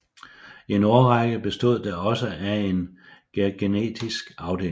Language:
Danish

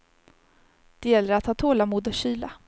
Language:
Swedish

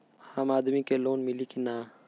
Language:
Bhojpuri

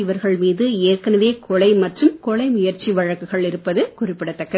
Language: Tamil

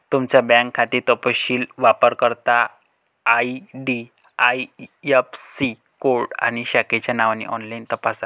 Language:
Marathi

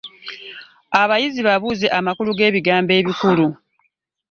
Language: Ganda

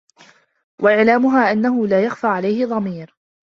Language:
Arabic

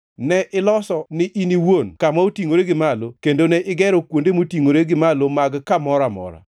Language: Luo (Kenya and Tanzania)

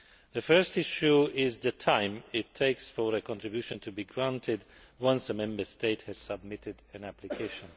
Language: English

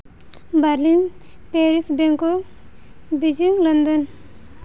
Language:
Santali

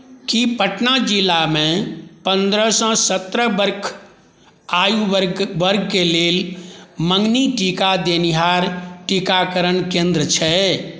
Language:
Maithili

